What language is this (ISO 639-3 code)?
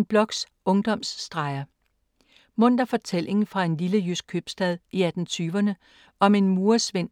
dan